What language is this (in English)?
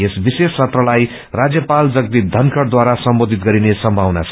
Nepali